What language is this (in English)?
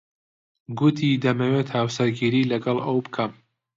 Central Kurdish